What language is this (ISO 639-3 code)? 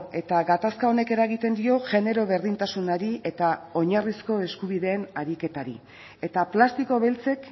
eus